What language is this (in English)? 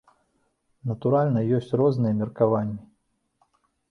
Belarusian